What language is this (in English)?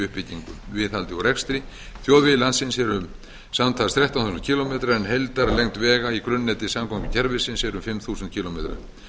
Icelandic